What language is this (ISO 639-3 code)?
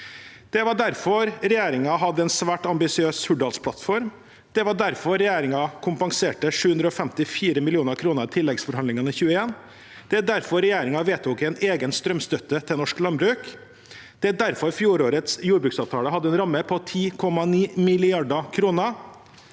nor